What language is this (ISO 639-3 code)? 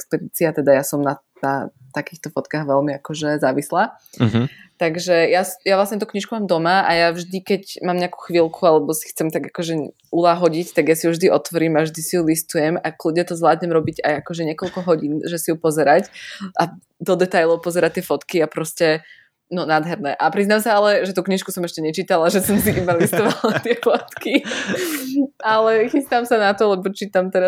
slk